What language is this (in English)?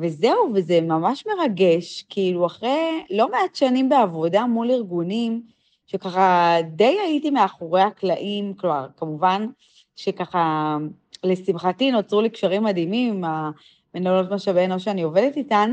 Hebrew